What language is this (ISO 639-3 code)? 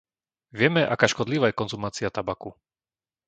slk